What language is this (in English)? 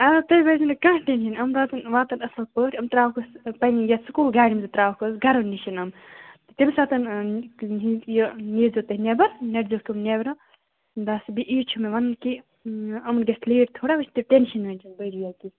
Kashmiri